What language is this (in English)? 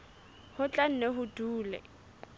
Southern Sotho